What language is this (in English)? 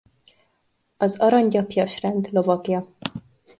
Hungarian